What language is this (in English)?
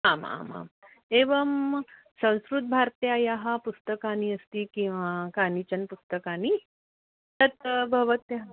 Sanskrit